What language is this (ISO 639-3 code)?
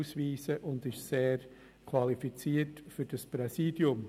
gsw